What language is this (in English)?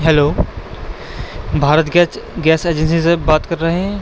Urdu